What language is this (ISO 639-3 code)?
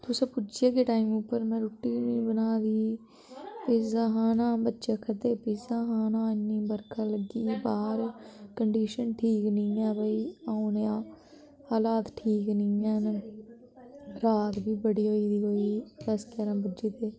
doi